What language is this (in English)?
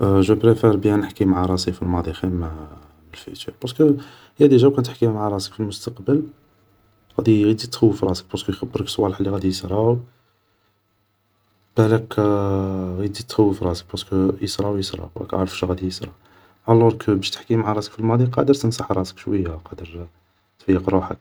Algerian Arabic